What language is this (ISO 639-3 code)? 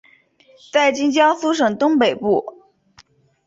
zho